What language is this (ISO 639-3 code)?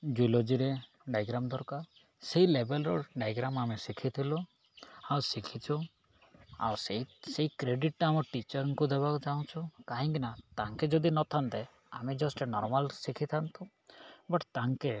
ori